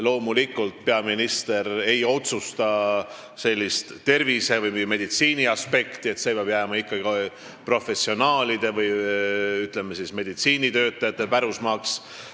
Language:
Estonian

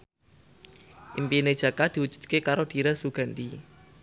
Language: Javanese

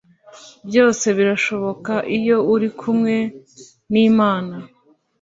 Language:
Kinyarwanda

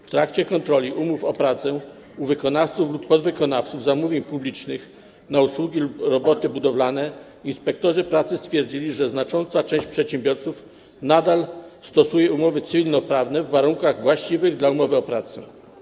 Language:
Polish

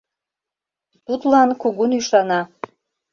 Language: Mari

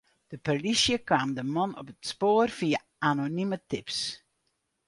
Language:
Western Frisian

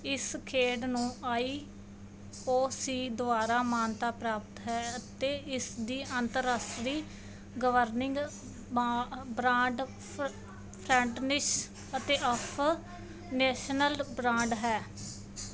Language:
Punjabi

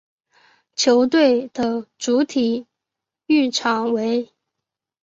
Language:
Chinese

